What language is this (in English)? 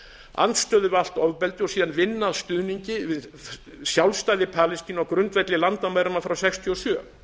Icelandic